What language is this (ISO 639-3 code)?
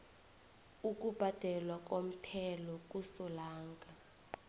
nbl